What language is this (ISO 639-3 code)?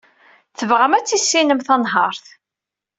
kab